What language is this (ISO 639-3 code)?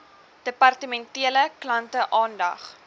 afr